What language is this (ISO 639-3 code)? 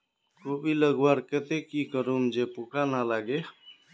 mag